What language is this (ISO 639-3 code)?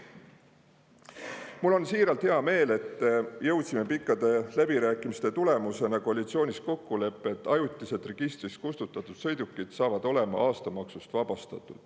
est